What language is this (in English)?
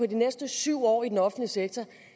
Danish